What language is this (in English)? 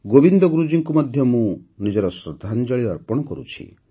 Odia